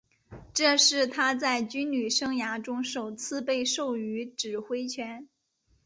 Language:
Chinese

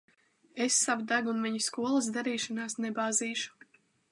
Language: Latvian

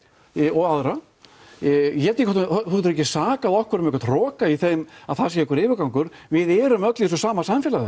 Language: Icelandic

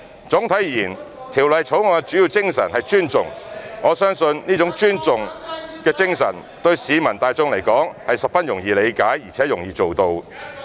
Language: Cantonese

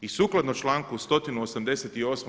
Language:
Croatian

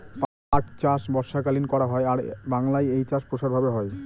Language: Bangla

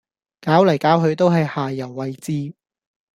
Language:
Cantonese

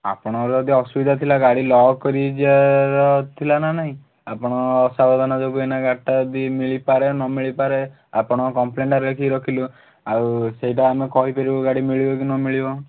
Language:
Odia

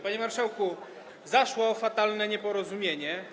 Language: Polish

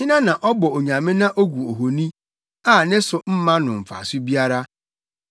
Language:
Akan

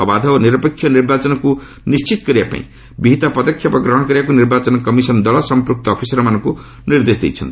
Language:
Odia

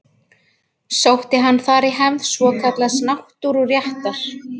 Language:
Icelandic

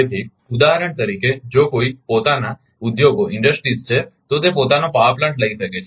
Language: Gujarati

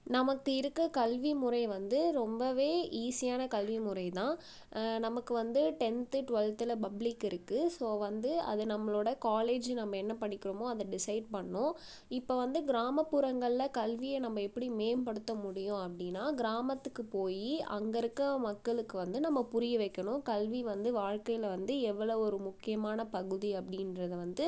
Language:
Tamil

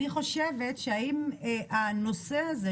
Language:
Hebrew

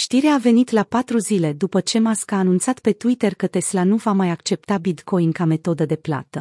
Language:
Romanian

